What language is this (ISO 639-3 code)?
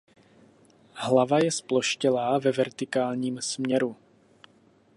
ces